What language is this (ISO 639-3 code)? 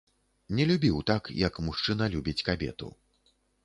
bel